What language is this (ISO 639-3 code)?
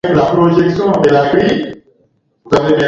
swa